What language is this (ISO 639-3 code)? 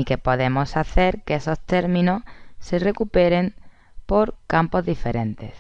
spa